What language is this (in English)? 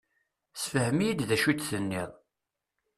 Kabyle